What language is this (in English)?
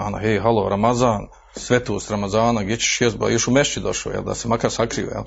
Croatian